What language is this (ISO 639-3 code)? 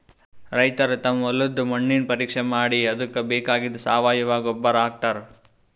kan